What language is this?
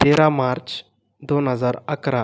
Marathi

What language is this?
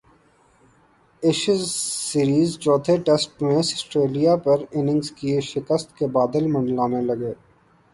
Urdu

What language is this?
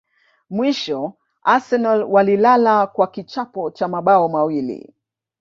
Swahili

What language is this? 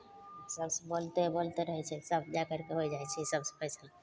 Maithili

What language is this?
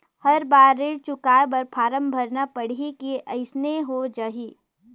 Chhattisgarhi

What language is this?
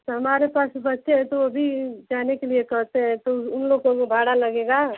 Hindi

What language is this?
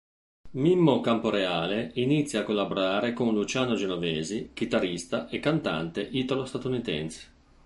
Italian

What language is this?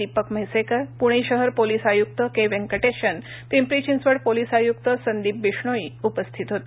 Marathi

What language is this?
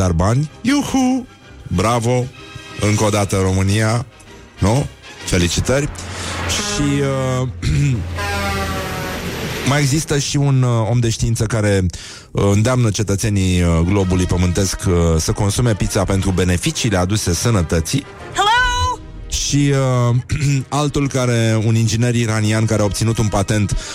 Romanian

